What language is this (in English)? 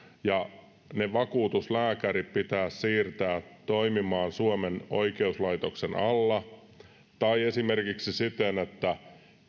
Finnish